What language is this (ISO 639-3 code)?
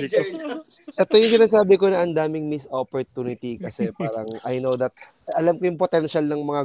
fil